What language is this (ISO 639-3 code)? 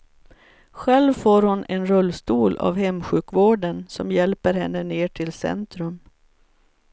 swe